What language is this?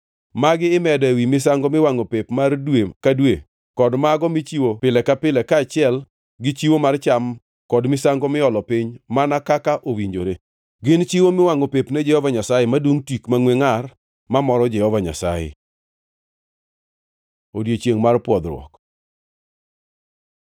Luo (Kenya and Tanzania)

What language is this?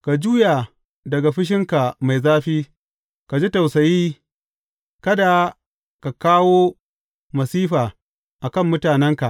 Hausa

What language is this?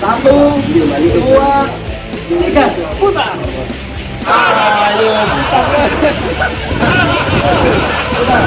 Indonesian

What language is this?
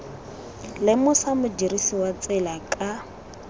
Tswana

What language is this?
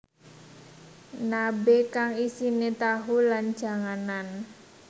Javanese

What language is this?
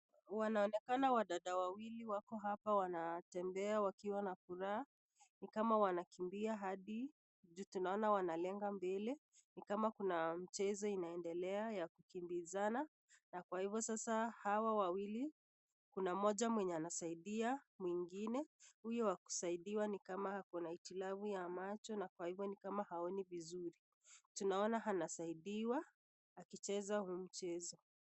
Swahili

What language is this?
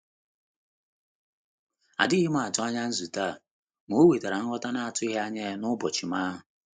Igbo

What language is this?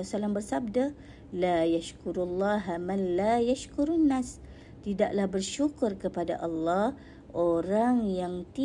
Malay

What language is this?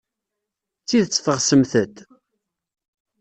Kabyle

